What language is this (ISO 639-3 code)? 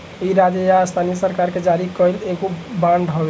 bho